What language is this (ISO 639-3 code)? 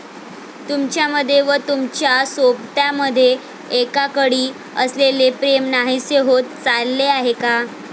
mar